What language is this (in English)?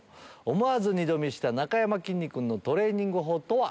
Japanese